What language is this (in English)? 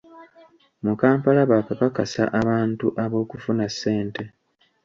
Ganda